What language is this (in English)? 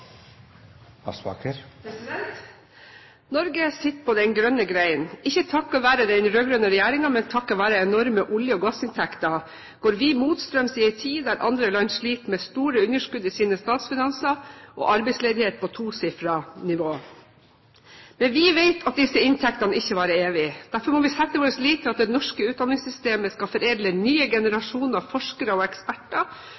Norwegian